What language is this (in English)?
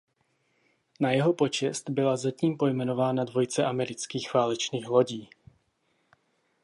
Czech